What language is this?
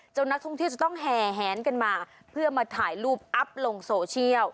Thai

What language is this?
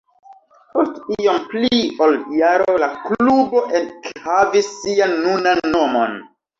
Esperanto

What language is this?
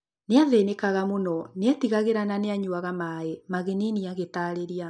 Kikuyu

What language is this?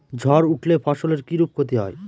Bangla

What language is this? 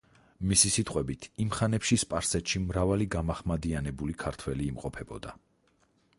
Georgian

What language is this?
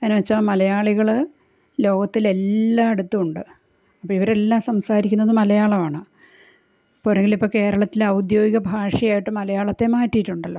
Malayalam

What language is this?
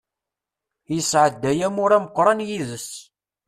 Kabyle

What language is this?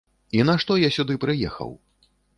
Belarusian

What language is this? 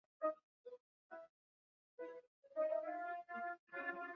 Chinese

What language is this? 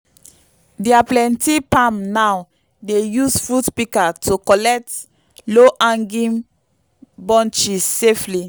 Nigerian Pidgin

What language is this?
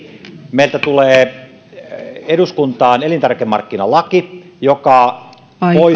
Finnish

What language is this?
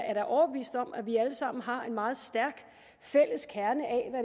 Danish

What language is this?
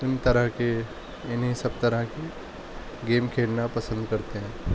Urdu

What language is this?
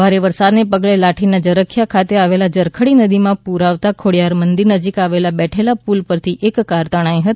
Gujarati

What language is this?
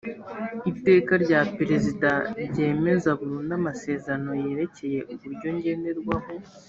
Kinyarwanda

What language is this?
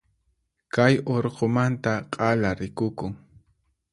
Puno Quechua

